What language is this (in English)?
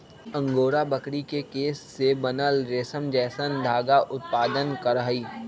Magahi